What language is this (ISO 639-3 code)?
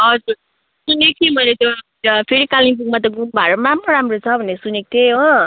nep